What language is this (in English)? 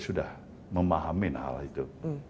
Indonesian